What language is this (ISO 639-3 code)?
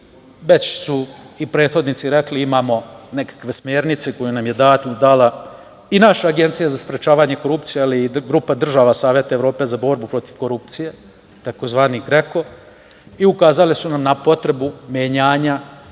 srp